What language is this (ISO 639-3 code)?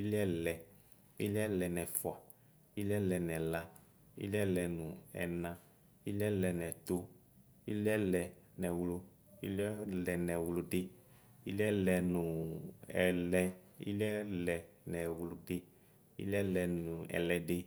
kpo